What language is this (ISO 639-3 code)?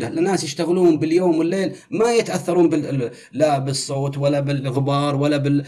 ara